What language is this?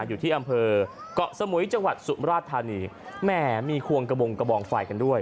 Thai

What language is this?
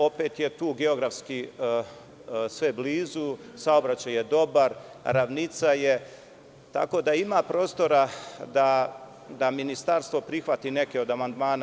Serbian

